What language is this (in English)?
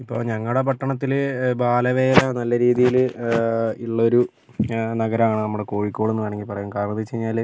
Malayalam